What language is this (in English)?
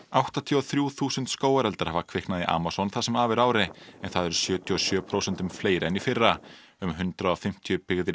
Icelandic